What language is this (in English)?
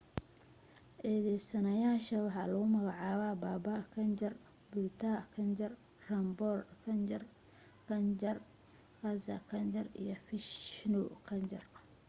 Somali